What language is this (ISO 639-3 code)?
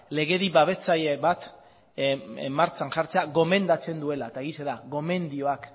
eus